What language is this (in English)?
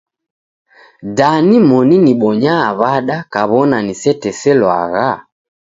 Taita